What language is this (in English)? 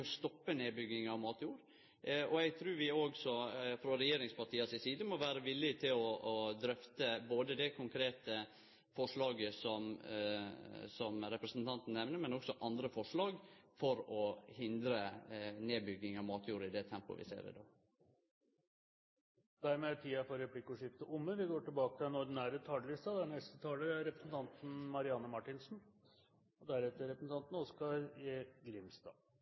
Norwegian